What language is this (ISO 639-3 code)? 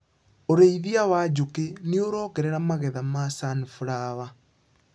kik